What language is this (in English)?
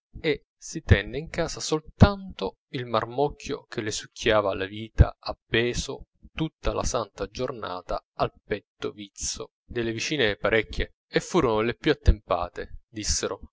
Italian